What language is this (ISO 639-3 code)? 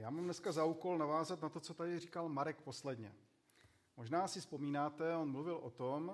ces